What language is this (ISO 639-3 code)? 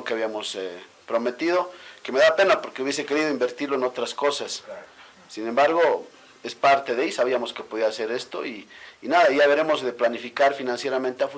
spa